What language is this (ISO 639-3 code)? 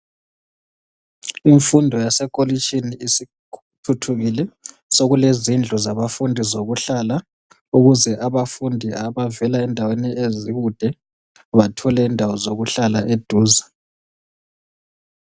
nde